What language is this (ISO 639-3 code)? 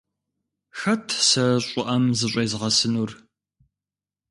kbd